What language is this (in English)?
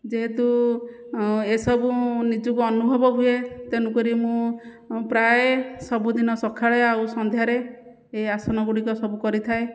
Odia